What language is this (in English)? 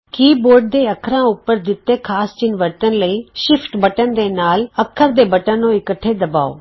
Punjabi